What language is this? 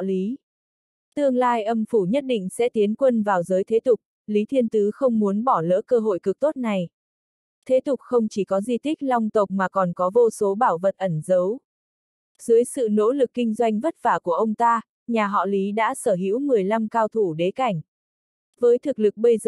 Vietnamese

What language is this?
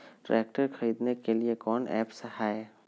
Magahi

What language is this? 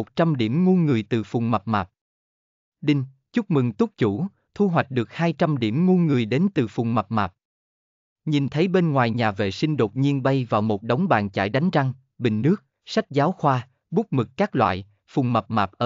Vietnamese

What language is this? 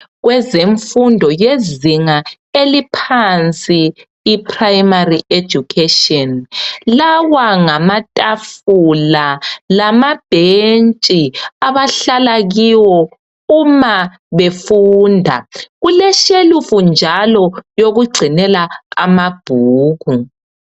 North Ndebele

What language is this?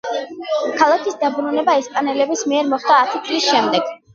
Georgian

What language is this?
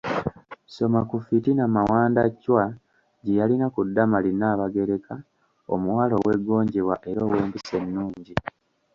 Ganda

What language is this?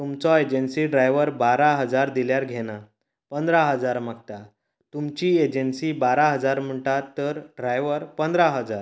Konkani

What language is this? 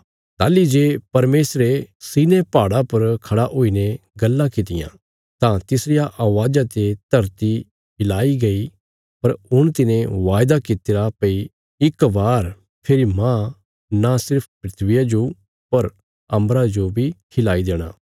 Bilaspuri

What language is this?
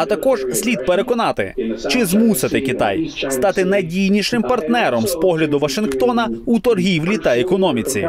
Ukrainian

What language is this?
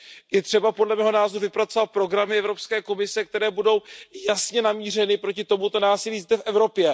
Czech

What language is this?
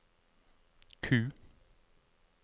Norwegian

